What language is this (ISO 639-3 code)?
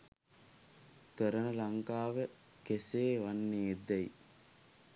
sin